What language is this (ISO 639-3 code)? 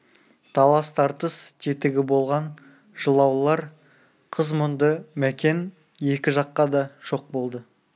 kaz